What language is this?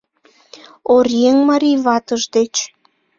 Mari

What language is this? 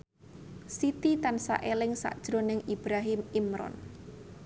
Javanese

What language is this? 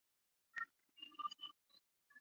Chinese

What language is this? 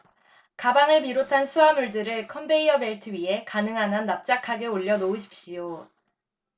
Korean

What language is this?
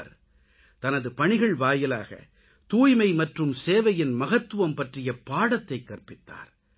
Tamil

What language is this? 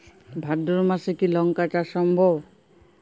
Bangla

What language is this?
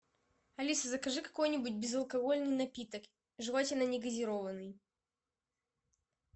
Russian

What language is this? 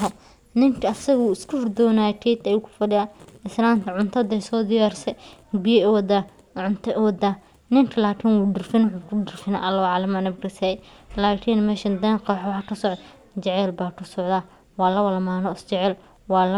Somali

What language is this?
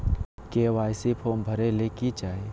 Magahi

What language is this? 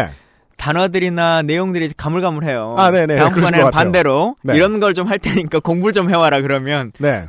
Korean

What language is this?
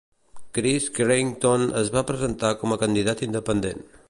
Catalan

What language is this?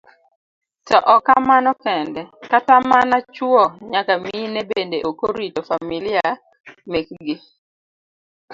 Luo (Kenya and Tanzania)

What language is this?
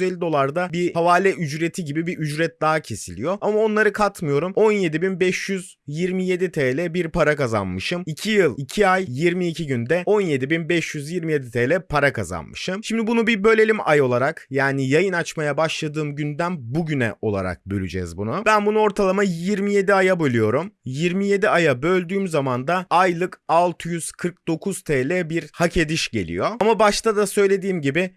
Turkish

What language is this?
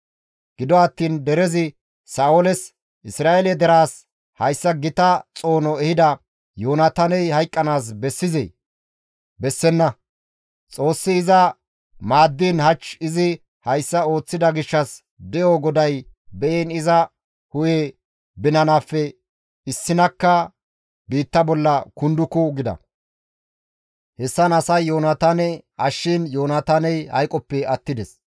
Gamo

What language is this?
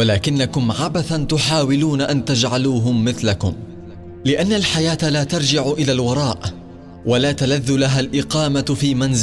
Arabic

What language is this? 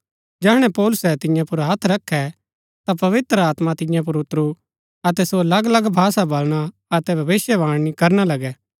Gaddi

